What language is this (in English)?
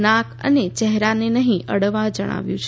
Gujarati